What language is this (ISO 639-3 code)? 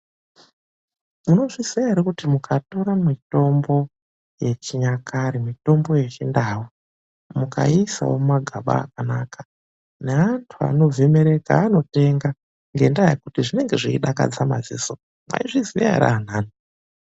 ndc